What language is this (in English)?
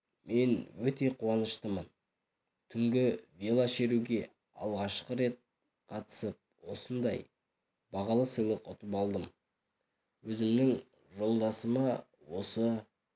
Kazakh